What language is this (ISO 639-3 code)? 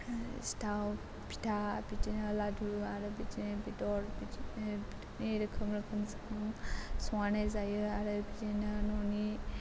brx